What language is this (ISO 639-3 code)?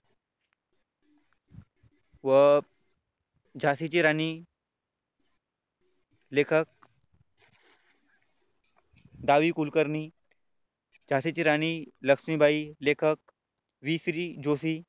mar